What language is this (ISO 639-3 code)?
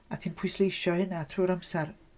cym